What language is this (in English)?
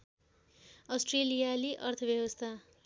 Nepali